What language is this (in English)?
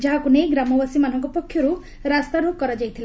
Odia